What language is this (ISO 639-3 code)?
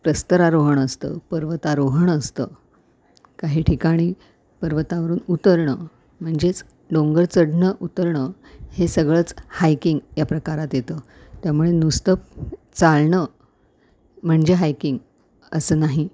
mar